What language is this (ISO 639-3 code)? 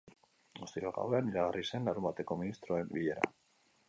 eus